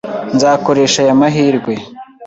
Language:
Kinyarwanda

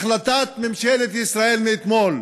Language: Hebrew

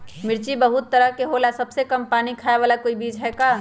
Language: Magahi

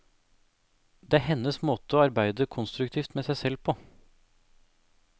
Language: Norwegian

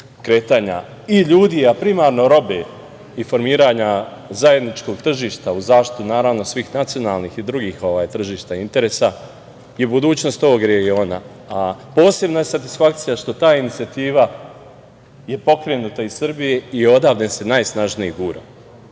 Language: Serbian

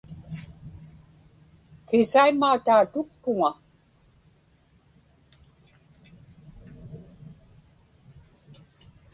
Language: Inupiaq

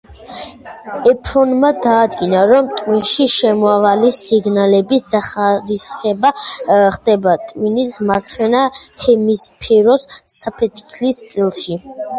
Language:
Georgian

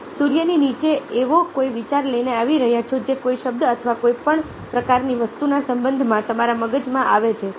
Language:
Gujarati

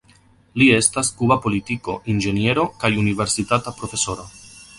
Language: Esperanto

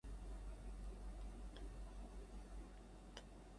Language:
Kabyle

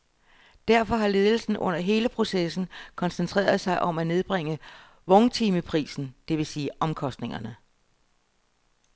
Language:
Danish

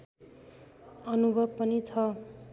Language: Nepali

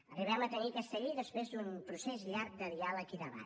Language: Catalan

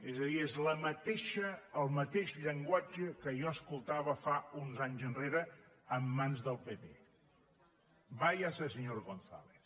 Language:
Catalan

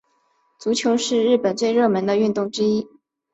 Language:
Chinese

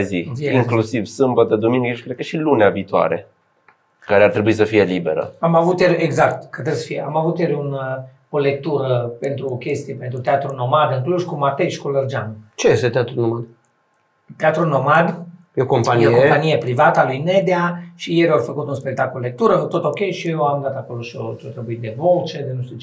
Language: Romanian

